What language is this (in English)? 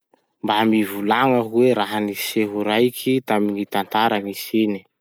Masikoro Malagasy